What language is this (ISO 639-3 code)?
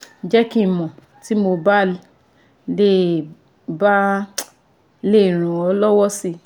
yor